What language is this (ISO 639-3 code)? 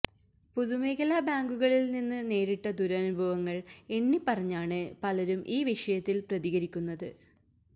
mal